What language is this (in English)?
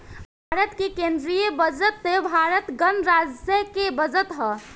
Bhojpuri